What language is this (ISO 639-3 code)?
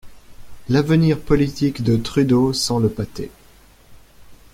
fra